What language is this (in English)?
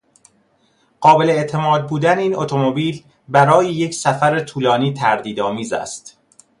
Persian